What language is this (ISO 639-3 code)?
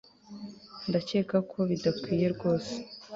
kin